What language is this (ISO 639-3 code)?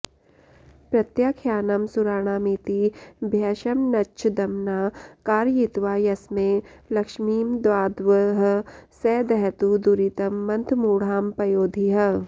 san